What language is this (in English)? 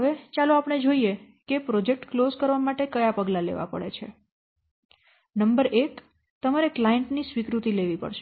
Gujarati